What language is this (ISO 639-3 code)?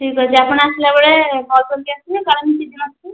ori